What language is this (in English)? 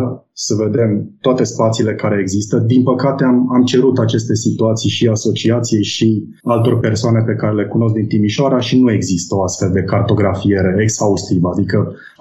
Romanian